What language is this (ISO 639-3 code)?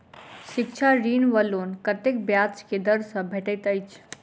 mai